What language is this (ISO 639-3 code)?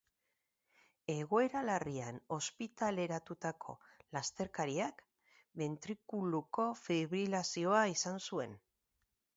eus